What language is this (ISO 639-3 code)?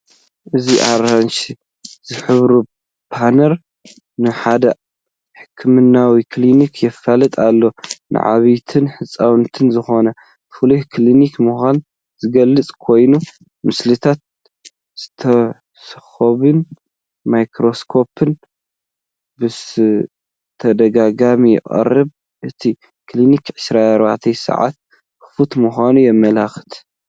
tir